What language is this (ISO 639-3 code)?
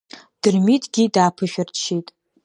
abk